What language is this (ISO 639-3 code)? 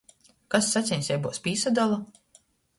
ltg